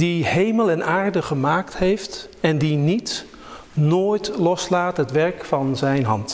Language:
Dutch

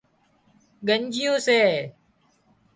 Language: Wadiyara Koli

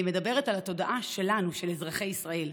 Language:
Hebrew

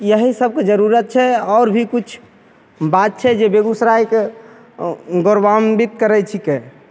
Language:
Maithili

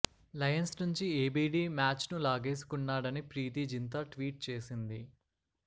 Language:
Telugu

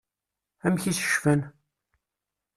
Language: Kabyle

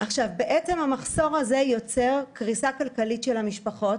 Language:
Hebrew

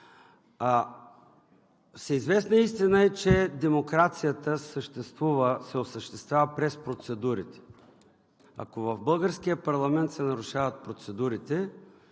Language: Bulgarian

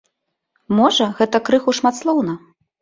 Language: Belarusian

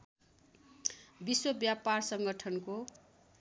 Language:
Nepali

